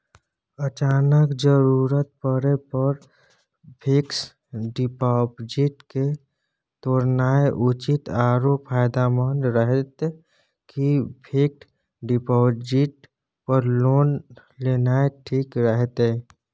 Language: Maithili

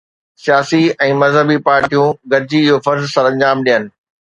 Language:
Sindhi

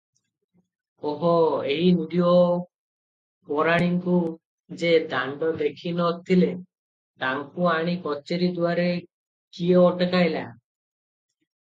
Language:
Odia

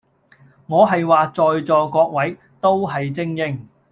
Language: Cantonese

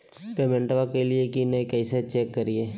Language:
Magahi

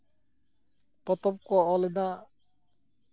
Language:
Santali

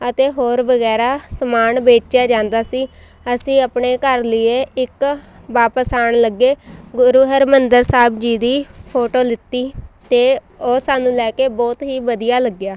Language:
Punjabi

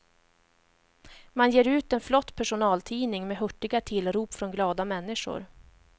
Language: Swedish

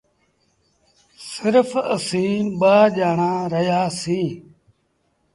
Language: Sindhi Bhil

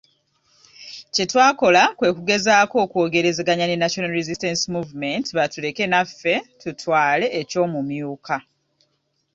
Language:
Ganda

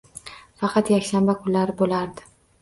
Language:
Uzbek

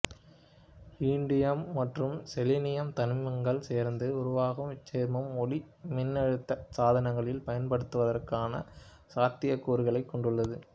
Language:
Tamil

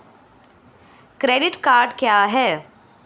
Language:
Hindi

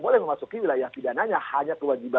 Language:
Indonesian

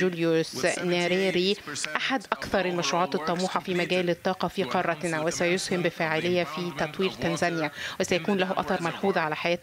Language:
Arabic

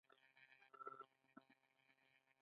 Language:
Pashto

